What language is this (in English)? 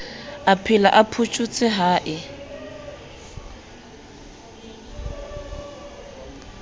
Southern Sotho